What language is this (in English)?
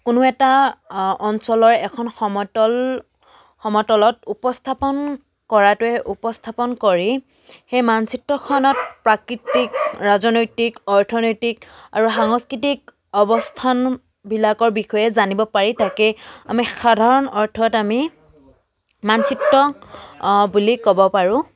Assamese